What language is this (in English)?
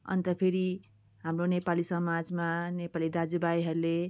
Nepali